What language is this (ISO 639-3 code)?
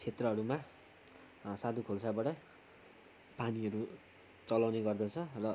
nep